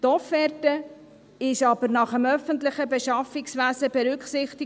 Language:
Swiss German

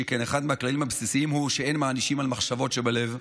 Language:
Hebrew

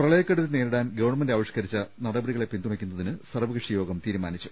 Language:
Malayalam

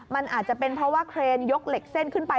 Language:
Thai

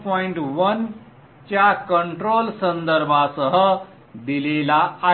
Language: Marathi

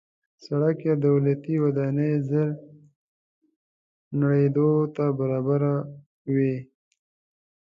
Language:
Pashto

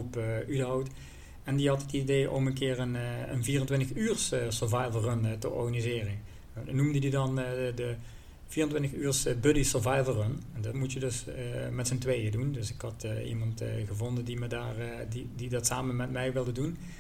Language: Dutch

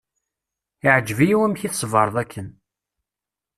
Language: Kabyle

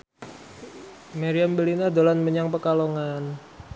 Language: Javanese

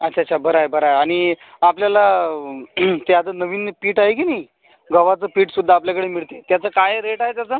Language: Marathi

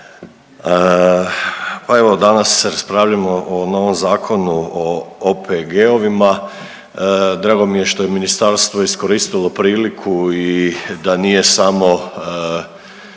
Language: Croatian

